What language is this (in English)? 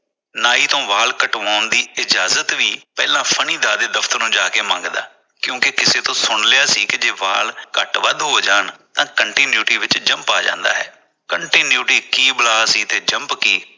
Punjabi